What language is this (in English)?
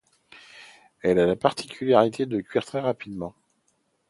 French